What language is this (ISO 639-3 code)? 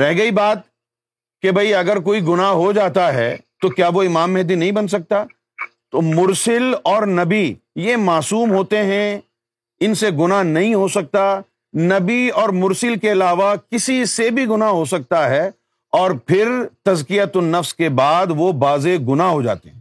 urd